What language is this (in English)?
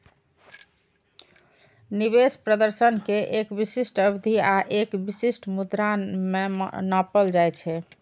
Maithili